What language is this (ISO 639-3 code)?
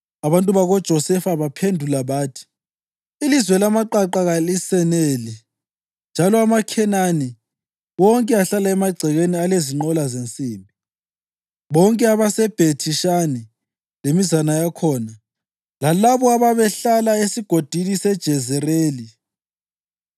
nde